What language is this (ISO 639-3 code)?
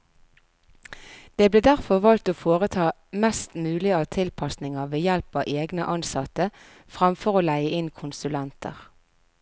nor